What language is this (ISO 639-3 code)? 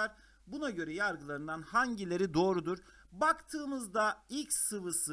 tur